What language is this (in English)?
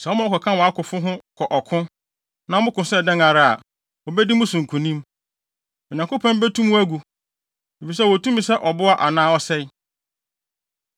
Akan